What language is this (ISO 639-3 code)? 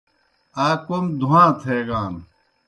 plk